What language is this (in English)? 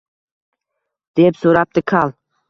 Uzbek